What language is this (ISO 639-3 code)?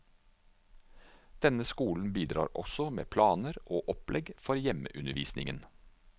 nor